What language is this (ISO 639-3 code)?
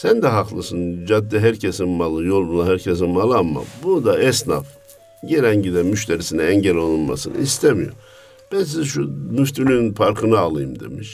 tur